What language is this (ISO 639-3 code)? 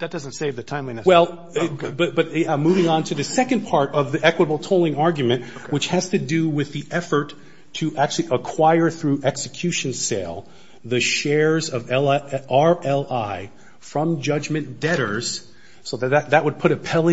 eng